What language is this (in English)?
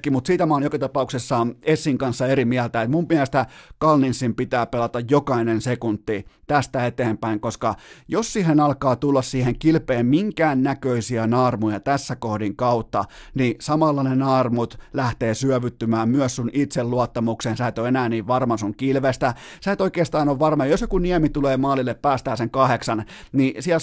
Finnish